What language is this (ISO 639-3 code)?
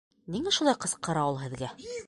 bak